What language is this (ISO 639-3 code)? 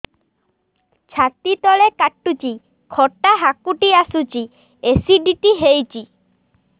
ori